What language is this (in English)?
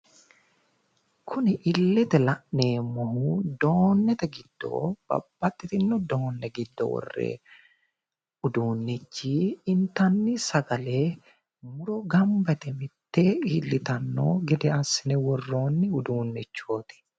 Sidamo